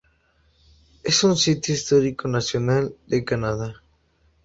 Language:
Spanish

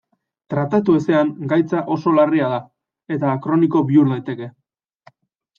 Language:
Basque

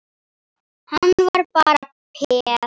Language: Icelandic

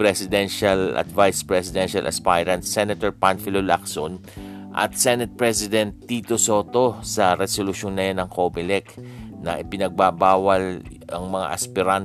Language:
Filipino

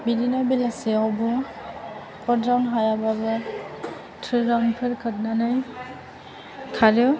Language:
Bodo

